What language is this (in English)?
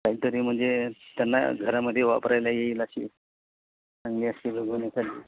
Marathi